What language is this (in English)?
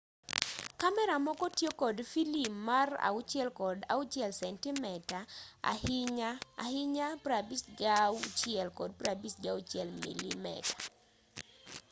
Luo (Kenya and Tanzania)